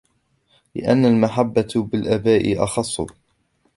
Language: Arabic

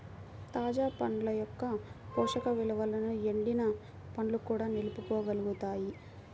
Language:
Telugu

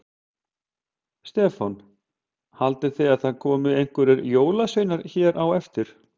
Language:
Icelandic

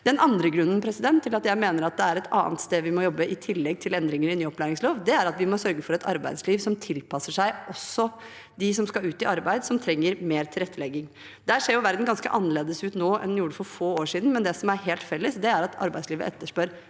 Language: Norwegian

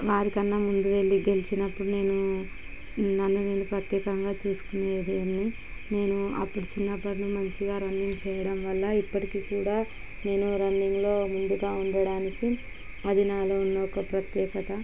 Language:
Telugu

